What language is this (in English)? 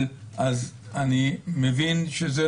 Hebrew